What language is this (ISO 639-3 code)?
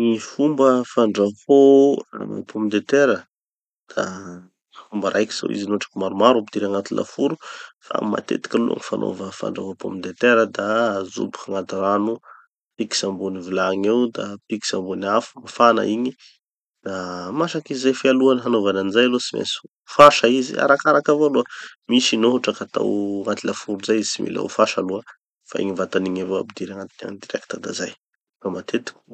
txy